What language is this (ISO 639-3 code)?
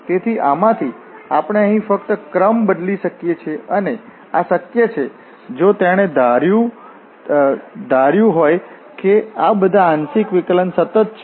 guj